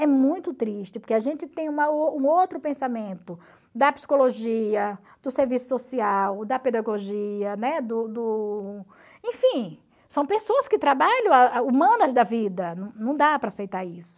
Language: Portuguese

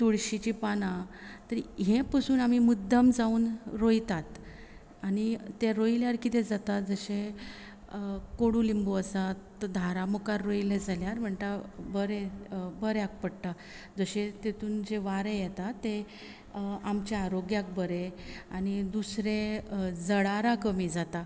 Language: Konkani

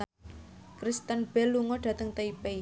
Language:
Javanese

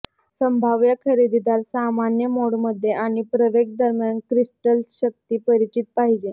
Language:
Marathi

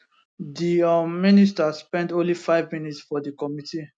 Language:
Nigerian Pidgin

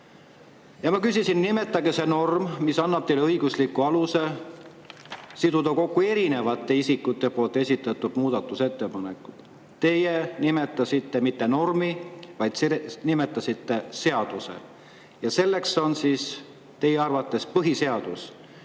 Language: Estonian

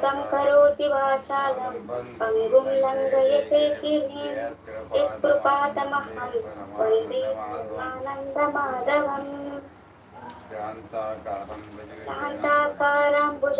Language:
Kannada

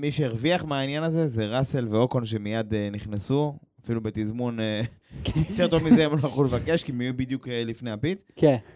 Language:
Hebrew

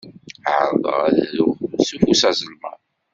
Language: Kabyle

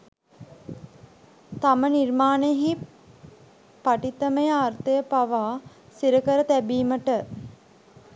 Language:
Sinhala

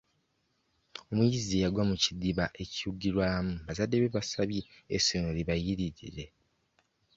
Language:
Ganda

